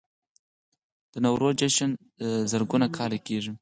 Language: Pashto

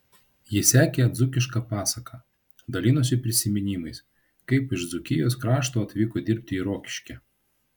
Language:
Lithuanian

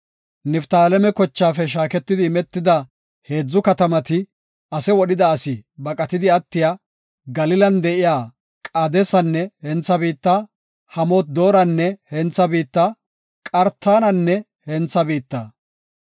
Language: Gofa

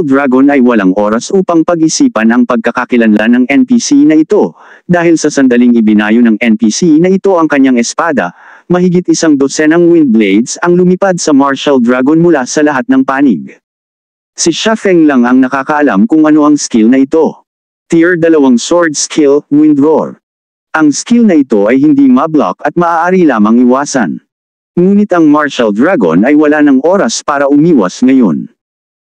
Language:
Filipino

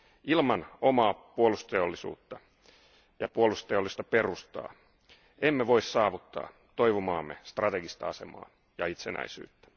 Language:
Finnish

